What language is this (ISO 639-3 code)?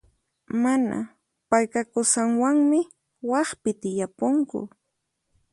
qxp